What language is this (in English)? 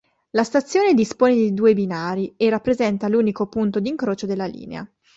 Italian